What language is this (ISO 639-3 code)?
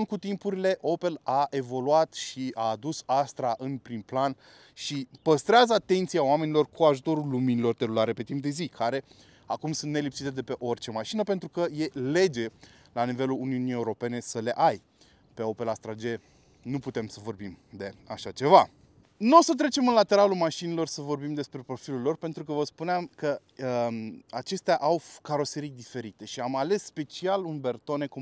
ron